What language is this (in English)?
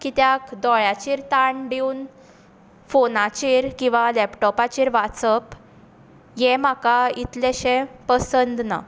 Konkani